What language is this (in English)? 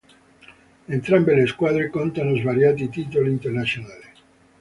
Italian